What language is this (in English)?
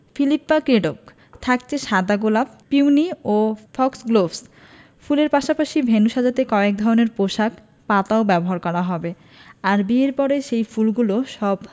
Bangla